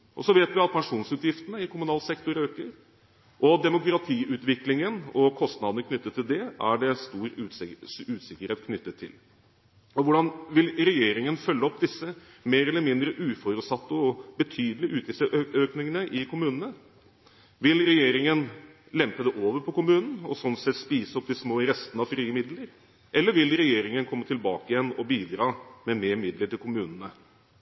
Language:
Norwegian Bokmål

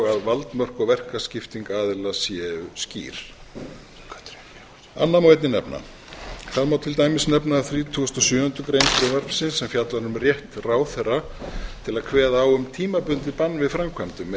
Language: Icelandic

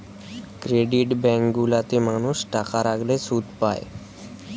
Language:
Bangla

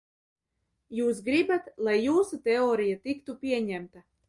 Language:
Latvian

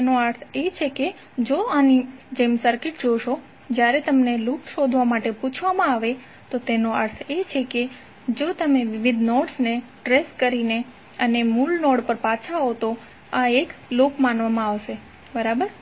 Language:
Gujarati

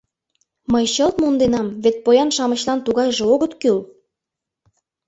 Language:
Mari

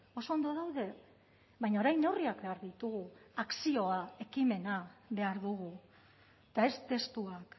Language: Basque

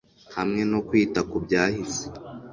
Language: Kinyarwanda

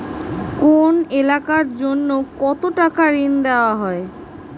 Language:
Bangla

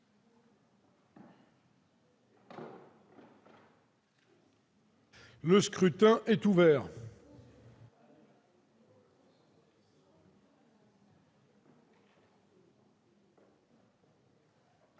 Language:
French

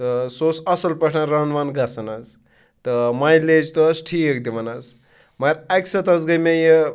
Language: Kashmiri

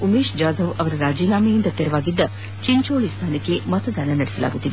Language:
Kannada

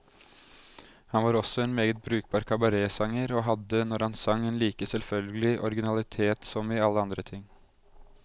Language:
Norwegian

